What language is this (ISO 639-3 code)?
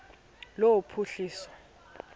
xho